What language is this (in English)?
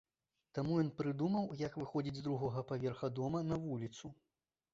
Belarusian